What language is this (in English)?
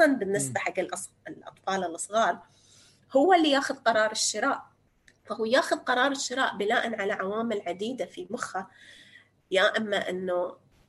Arabic